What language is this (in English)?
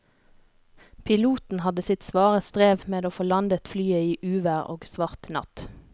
Norwegian